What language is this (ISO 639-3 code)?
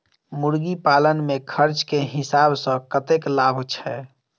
mai